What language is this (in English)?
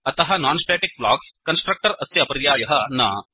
Sanskrit